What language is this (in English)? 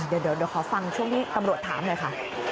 Thai